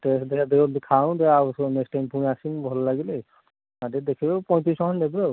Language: Odia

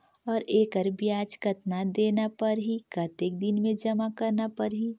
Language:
Chhattisgarhi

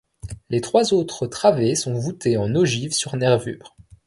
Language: French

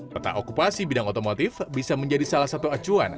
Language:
Indonesian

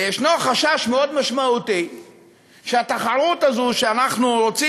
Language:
Hebrew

